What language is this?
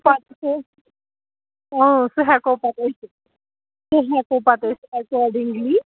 Kashmiri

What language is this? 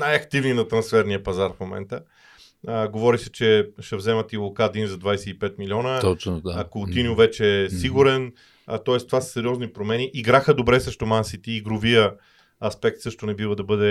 Bulgarian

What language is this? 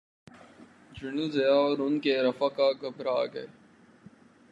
Urdu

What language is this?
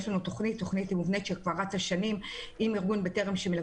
Hebrew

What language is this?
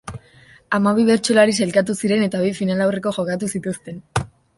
Basque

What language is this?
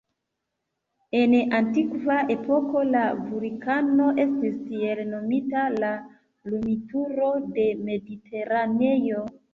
Esperanto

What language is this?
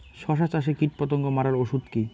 Bangla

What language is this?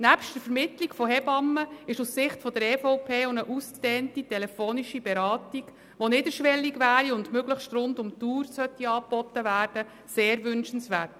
Swiss German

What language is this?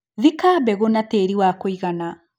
Kikuyu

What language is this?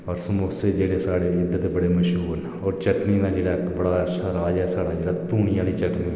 Dogri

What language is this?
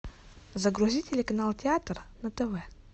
Russian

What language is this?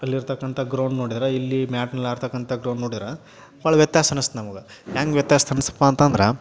Kannada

